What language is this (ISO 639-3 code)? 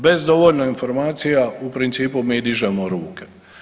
hrv